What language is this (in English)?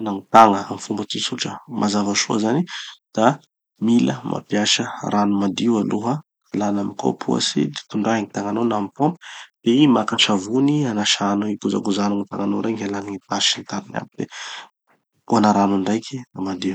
Tanosy Malagasy